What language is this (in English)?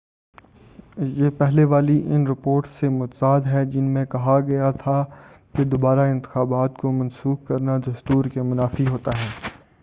Urdu